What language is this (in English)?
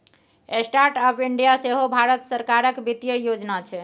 Maithili